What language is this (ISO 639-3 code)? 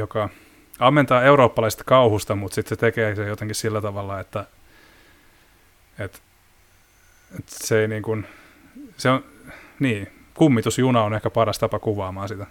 fin